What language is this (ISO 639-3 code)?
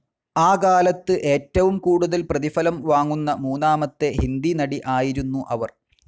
mal